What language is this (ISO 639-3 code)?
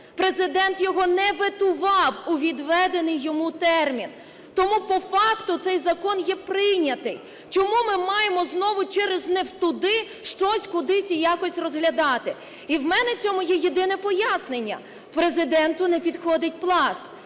ukr